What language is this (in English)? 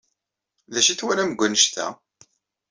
Kabyle